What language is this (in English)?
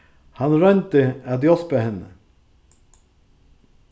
Faroese